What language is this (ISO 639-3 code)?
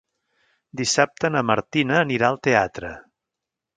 cat